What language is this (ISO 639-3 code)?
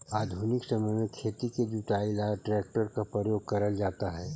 mag